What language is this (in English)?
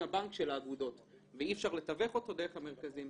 Hebrew